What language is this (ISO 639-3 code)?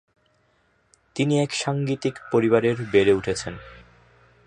ben